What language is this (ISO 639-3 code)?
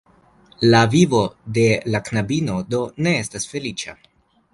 epo